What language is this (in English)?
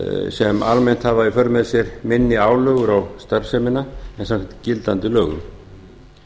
Icelandic